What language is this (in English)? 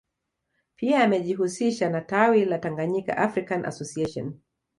Swahili